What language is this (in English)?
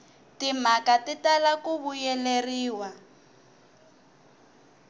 Tsonga